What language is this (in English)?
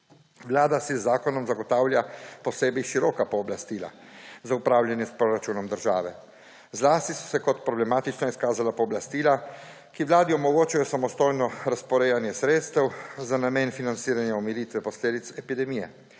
Slovenian